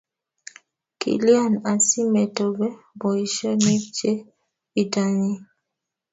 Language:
Kalenjin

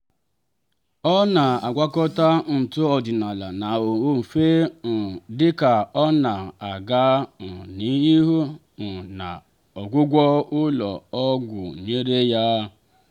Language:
Igbo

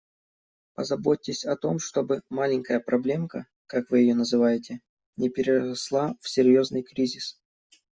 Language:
Russian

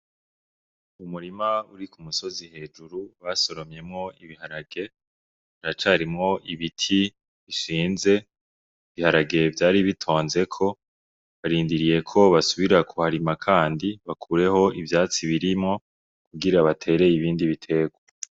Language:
Rundi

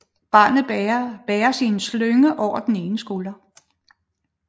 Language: Danish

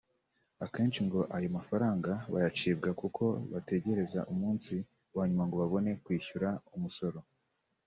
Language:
Kinyarwanda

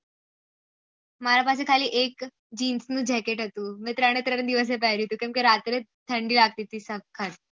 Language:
Gujarati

